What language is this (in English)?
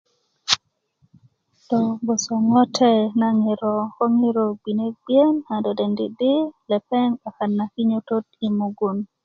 Kuku